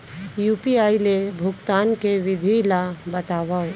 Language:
Chhattisgarhi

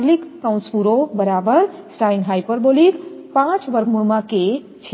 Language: Gujarati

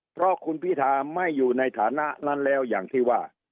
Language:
Thai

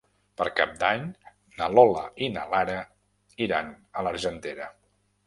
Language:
Catalan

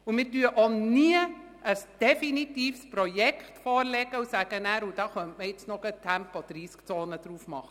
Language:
Swiss German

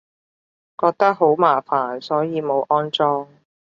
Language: Cantonese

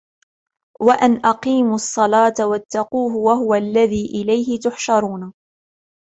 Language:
Arabic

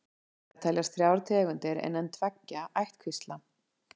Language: Icelandic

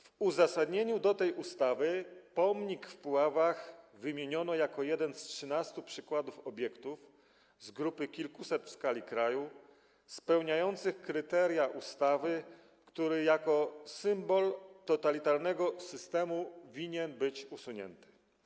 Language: Polish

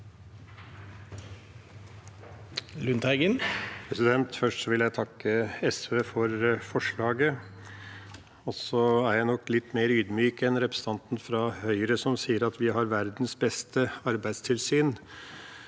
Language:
Norwegian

